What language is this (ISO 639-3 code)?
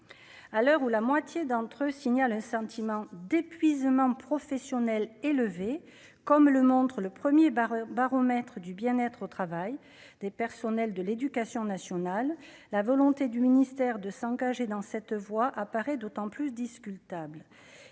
fra